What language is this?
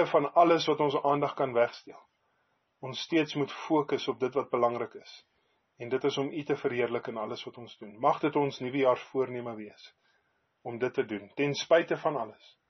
Dutch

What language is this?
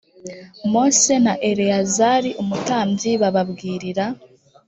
Kinyarwanda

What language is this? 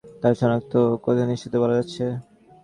Bangla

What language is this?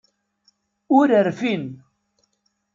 Kabyle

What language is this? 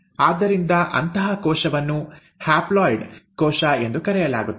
Kannada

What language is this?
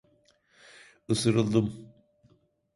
Turkish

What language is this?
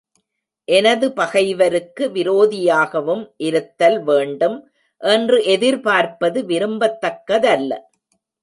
Tamil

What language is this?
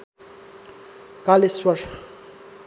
Nepali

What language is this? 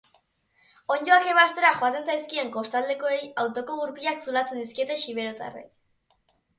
Basque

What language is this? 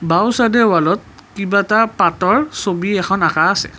Assamese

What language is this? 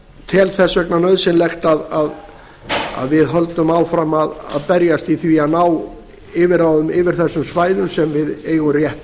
Icelandic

